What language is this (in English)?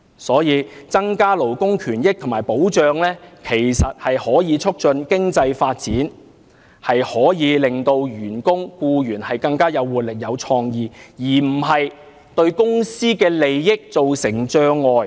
Cantonese